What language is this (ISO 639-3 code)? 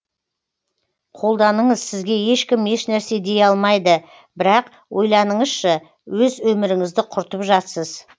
kaz